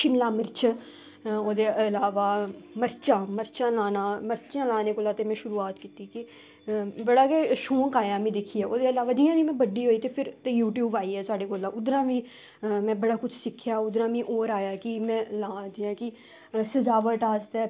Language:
Dogri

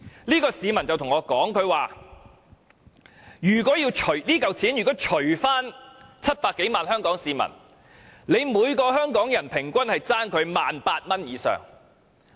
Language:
Cantonese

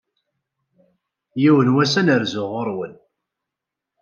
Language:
Kabyle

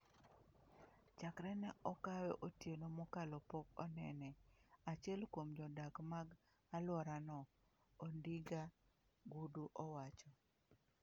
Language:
Luo (Kenya and Tanzania)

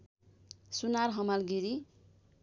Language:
Nepali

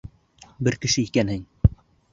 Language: Bashkir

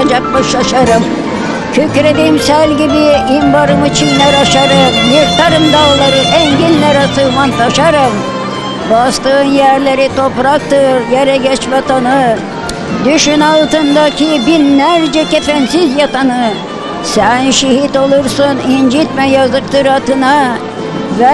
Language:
Turkish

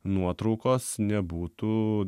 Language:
Lithuanian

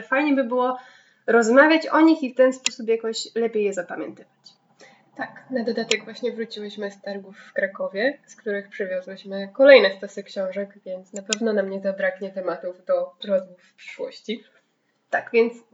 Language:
Polish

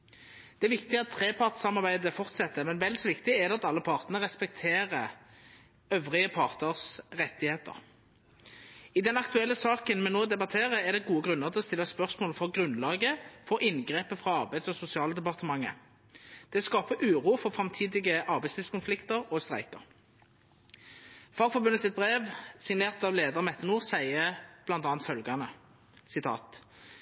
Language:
Norwegian Nynorsk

